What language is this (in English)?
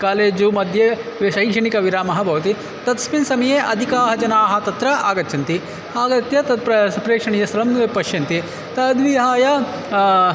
Sanskrit